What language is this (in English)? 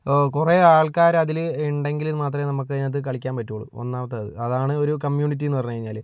Malayalam